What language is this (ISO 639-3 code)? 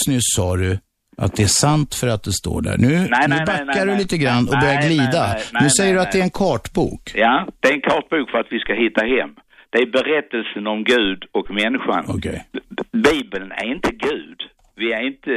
swe